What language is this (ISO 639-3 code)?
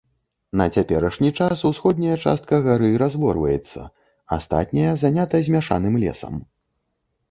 bel